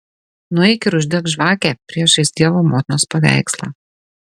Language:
Lithuanian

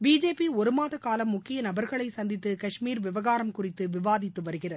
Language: Tamil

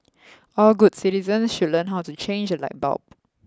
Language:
English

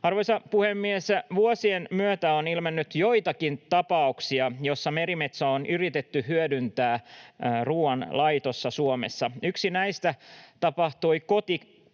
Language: Finnish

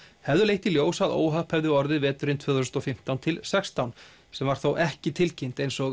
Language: Icelandic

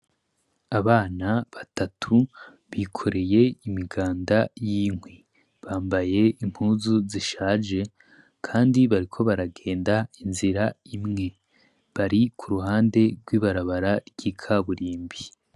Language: Rundi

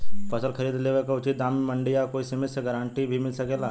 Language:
Bhojpuri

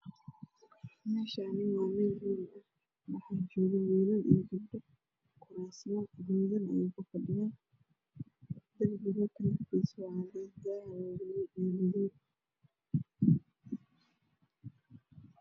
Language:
Somali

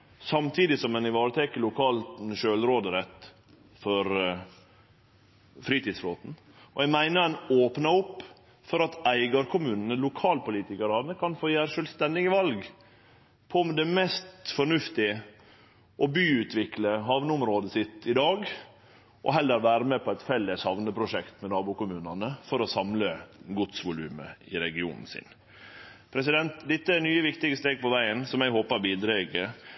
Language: Norwegian Nynorsk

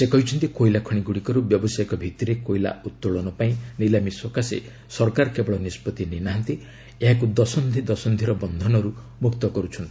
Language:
Odia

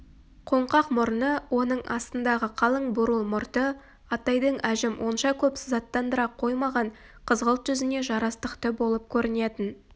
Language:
Kazakh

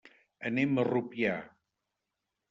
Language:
Catalan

